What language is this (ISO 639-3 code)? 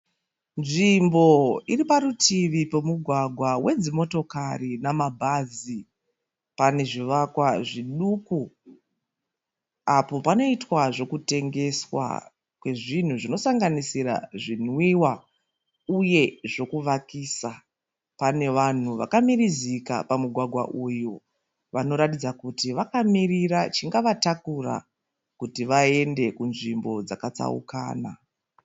sna